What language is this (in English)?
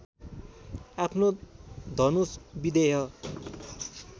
Nepali